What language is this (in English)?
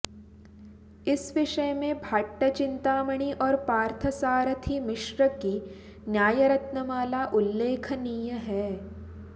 Sanskrit